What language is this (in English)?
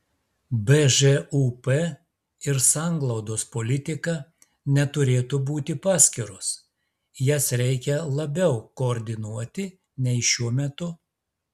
Lithuanian